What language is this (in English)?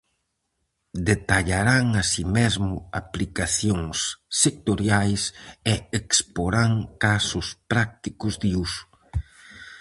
Galician